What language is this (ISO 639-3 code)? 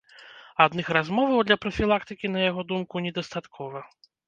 bel